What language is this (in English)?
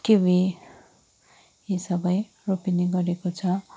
Nepali